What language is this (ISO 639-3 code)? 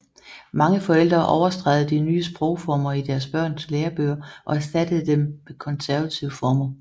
dan